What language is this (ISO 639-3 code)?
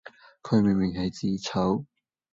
yue